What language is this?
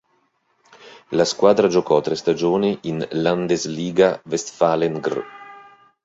Italian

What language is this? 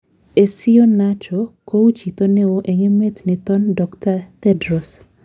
Kalenjin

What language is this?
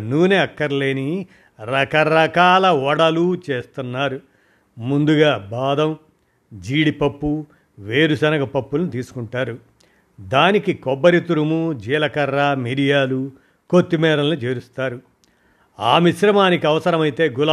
Telugu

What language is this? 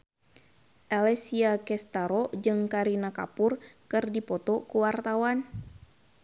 Sundanese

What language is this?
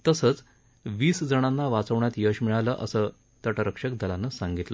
Marathi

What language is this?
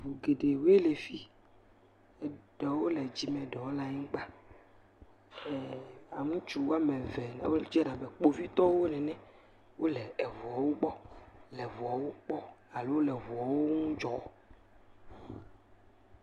Ewe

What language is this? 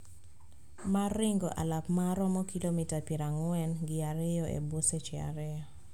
Luo (Kenya and Tanzania)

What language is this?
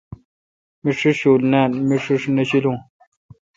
Kalkoti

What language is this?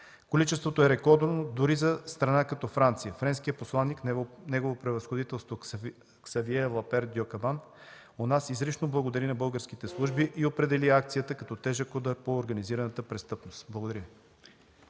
Bulgarian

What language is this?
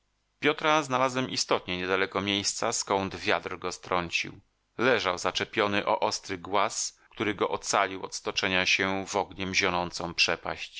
Polish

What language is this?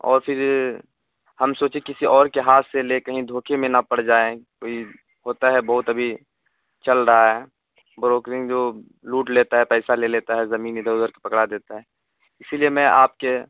Urdu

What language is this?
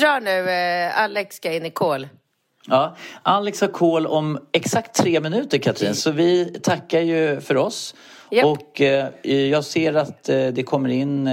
Swedish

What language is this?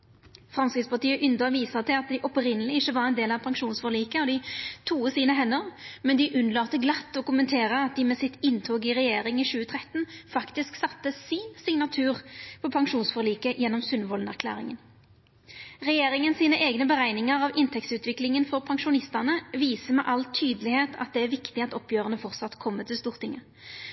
Norwegian Nynorsk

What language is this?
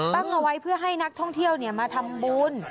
Thai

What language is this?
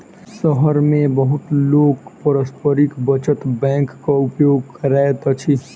Maithili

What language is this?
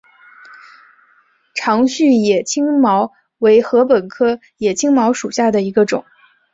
Chinese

